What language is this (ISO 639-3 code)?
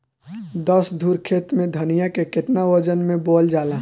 bho